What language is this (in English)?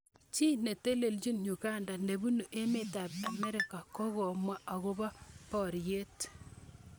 Kalenjin